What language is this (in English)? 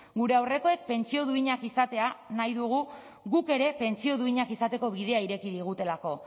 Basque